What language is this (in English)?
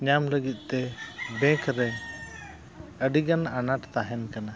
Santali